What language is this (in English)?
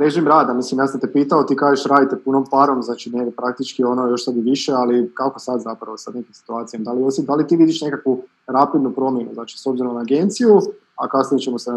Croatian